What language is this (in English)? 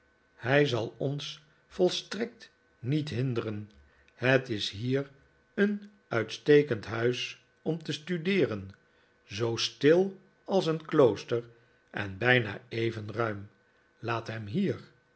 Dutch